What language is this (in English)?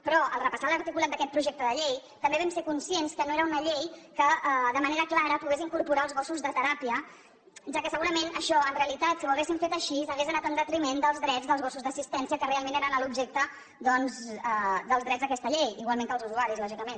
Catalan